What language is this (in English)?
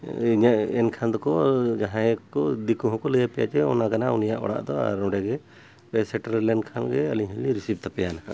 Santali